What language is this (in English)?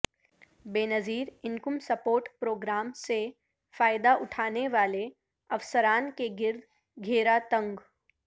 Urdu